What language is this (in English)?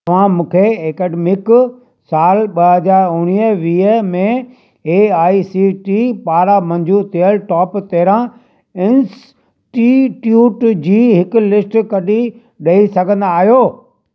Sindhi